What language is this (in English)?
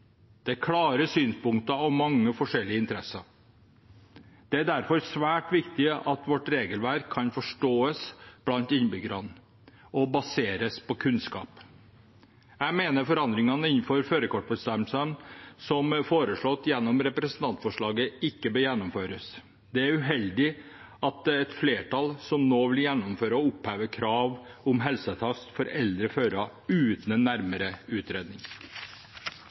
Norwegian Bokmål